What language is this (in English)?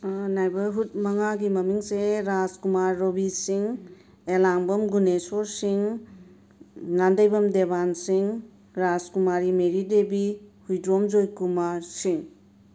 Manipuri